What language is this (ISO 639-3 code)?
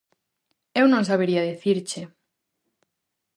glg